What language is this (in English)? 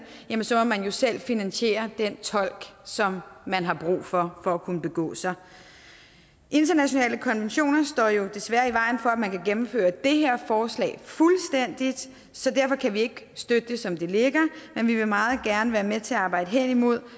Danish